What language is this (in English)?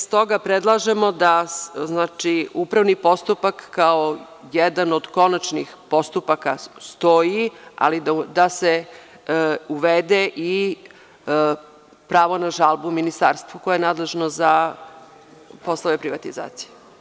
Serbian